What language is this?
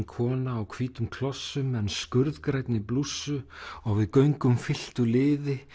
Icelandic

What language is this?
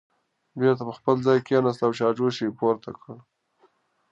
Pashto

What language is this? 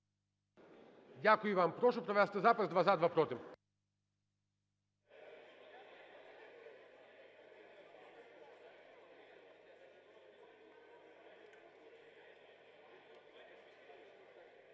Ukrainian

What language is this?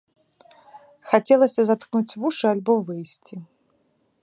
Belarusian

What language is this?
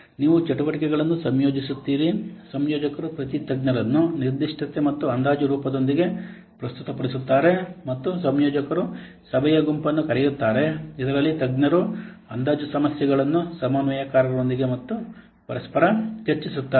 Kannada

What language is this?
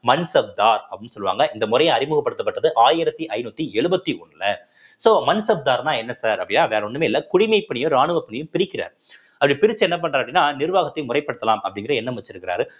Tamil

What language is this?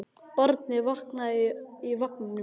Icelandic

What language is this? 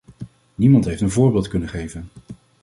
Dutch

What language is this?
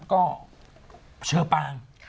Thai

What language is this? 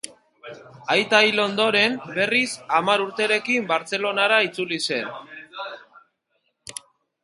Basque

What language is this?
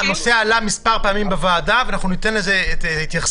Hebrew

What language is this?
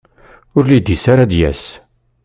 Kabyle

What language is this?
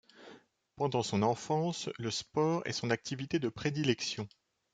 French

